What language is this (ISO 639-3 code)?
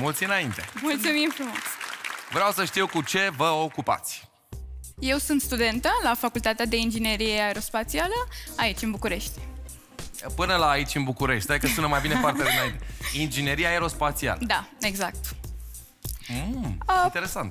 ron